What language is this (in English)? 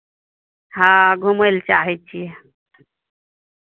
Maithili